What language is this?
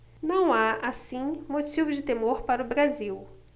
Portuguese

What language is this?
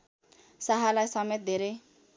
Nepali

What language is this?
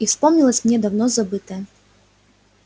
Russian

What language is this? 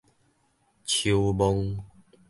Min Nan Chinese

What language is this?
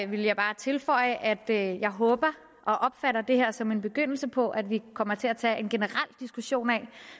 Danish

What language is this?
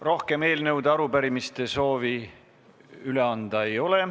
Estonian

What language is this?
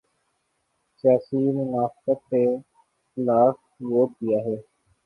Urdu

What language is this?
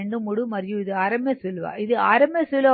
Telugu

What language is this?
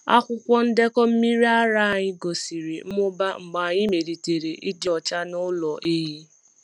Igbo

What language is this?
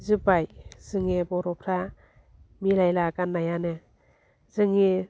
Bodo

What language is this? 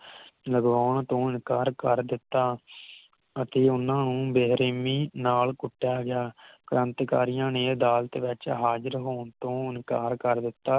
Punjabi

